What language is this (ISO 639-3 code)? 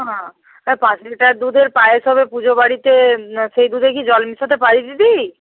ben